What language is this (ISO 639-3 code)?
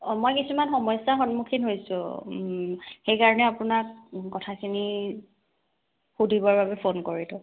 asm